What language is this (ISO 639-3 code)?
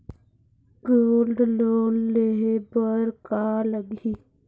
hne